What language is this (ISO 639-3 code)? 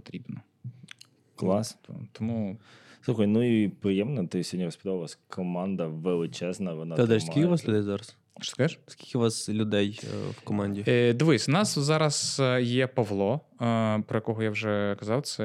ukr